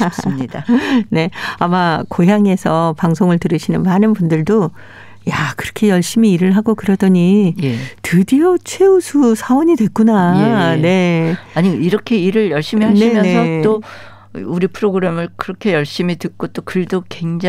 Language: Korean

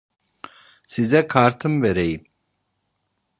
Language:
Turkish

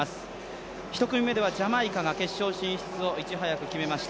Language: Japanese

